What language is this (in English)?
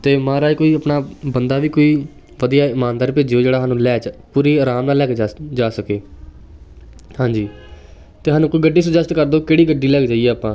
Punjabi